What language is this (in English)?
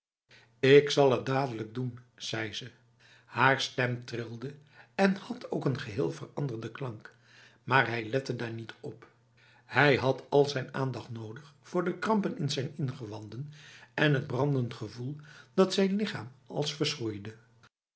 Dutch